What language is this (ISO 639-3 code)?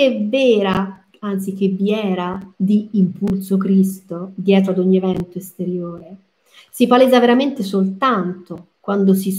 ita